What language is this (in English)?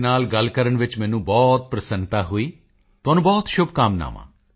Punjabi